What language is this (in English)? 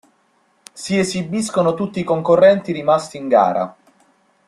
Italian